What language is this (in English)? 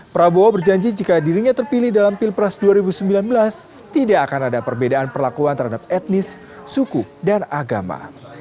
Indonesian